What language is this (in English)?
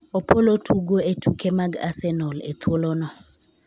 Luo (Kenya and Tanzania)